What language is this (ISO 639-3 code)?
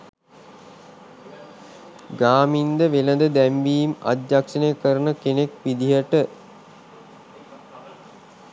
sin